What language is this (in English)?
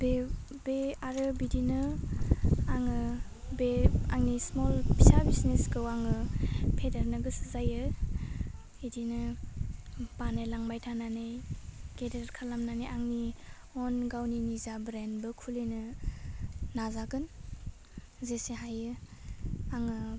Bodo